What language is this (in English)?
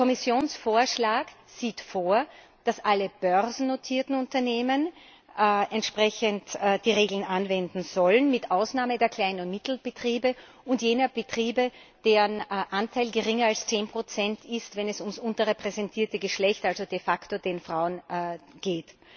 German